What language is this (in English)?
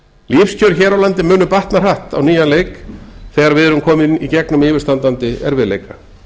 Icelandic